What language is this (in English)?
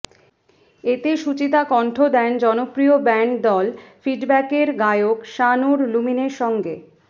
Bangla